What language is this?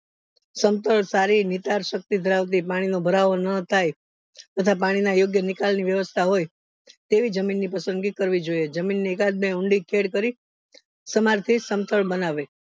Gujarati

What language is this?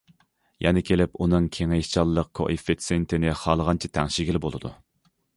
Uyghur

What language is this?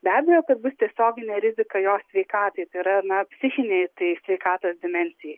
Lithuanian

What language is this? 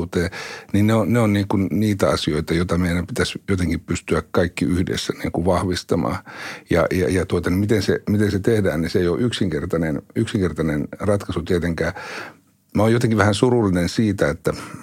Finnish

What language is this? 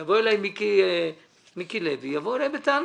Hebrew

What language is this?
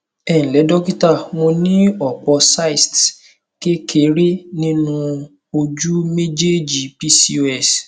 Yoruba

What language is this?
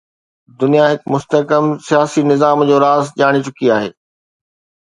Sindhi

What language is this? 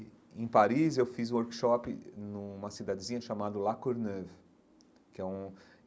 Portuguese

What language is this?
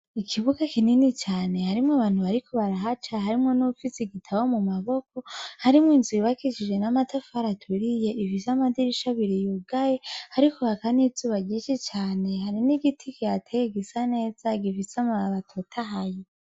Rundi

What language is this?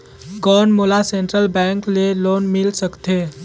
Chhattisgarhi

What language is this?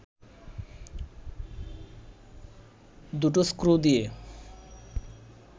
Bangla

